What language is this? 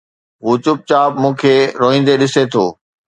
Sindhi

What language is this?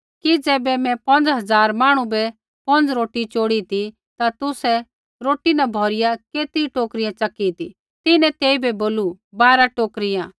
Kullu Pahari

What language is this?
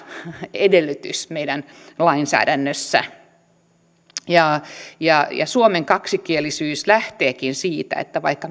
Finnish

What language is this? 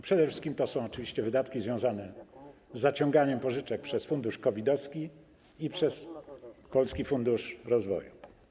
Polish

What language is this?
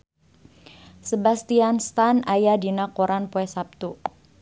Sundanese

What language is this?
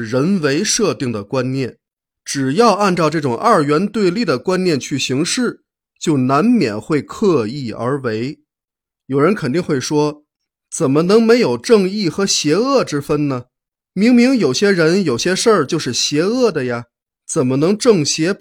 Chinese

